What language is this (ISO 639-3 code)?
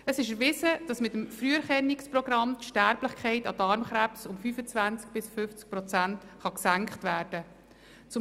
gsw